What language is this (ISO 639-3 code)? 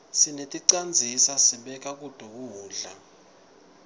ssw